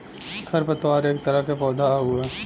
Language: Bhojpuri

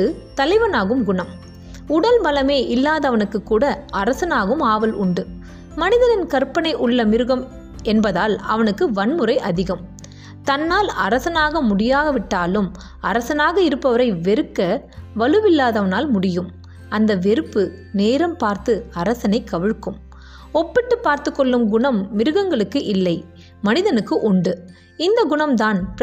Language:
Tamil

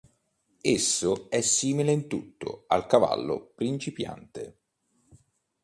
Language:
Italian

